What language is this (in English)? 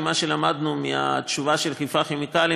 Hebrew